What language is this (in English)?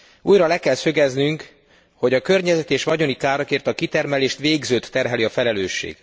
Hungarian